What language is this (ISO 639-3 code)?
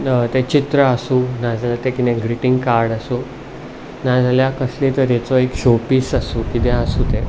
kok